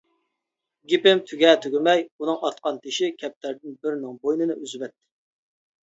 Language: Uyghur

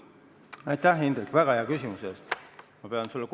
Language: Estonian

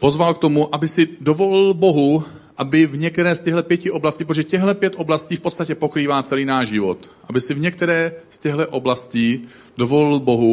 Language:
Czech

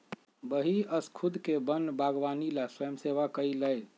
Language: Magahi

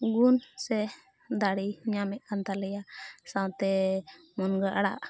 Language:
Santali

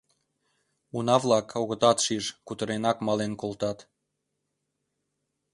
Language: Mari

